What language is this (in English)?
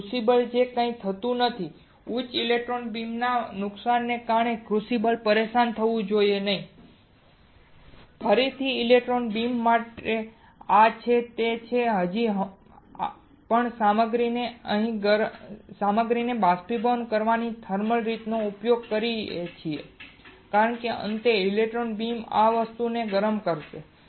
Gujarati